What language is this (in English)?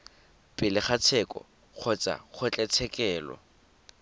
Tswana